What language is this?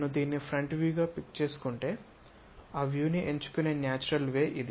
Telugu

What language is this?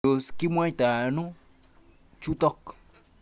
Kalenjin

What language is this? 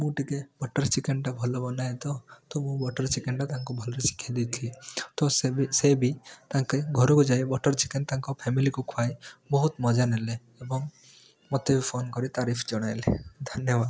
Odia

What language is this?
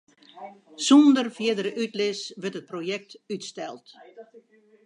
Western Frisian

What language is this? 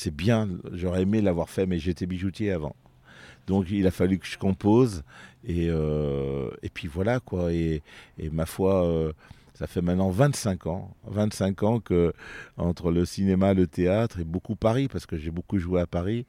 French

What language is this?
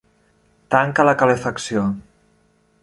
Catalan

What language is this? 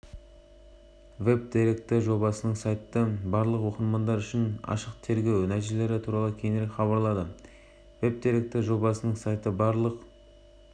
Kazakh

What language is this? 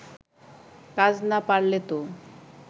Bangla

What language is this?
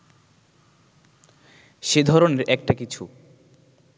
Bangla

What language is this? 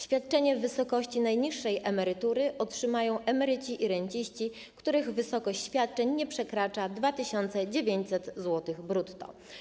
Polish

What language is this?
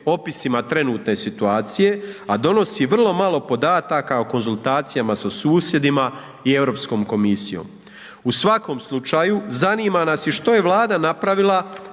Croatian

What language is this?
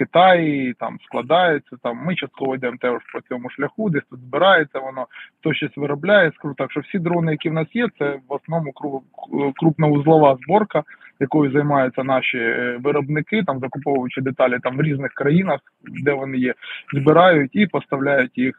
Ukrainian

